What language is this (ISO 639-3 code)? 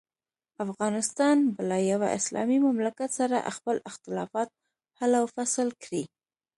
pus